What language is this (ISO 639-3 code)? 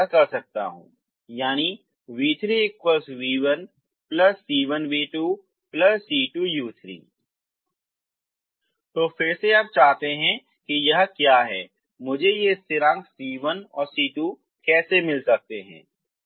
hin